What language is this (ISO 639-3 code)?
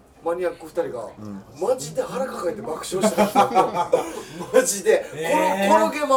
jpn